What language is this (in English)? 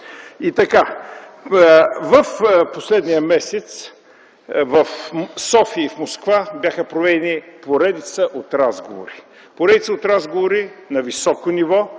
Bulgarian